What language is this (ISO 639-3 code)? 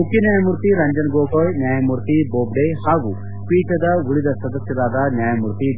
kan